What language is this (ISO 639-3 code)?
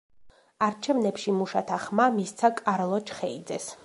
kat